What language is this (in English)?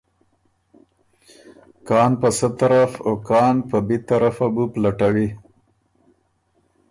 Ormuri